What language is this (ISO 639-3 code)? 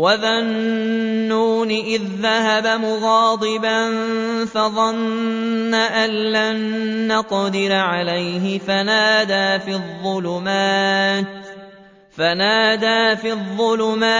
ara